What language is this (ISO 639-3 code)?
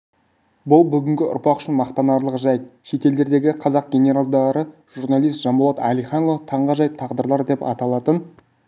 kaz